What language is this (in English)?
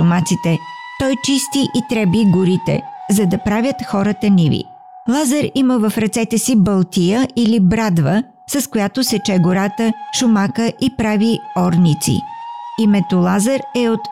Bulgarian